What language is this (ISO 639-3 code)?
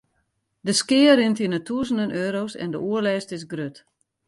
fry